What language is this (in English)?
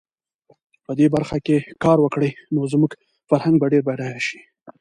Pashto